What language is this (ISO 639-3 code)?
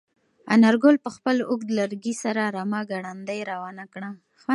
pus